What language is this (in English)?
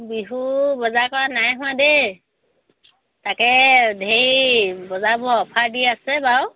Assamese